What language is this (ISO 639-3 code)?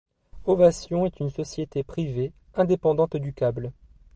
fra